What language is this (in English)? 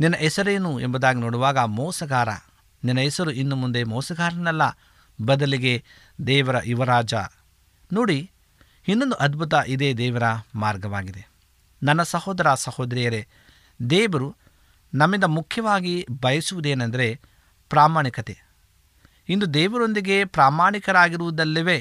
Kannada